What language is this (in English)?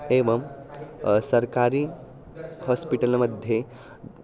Sanskrit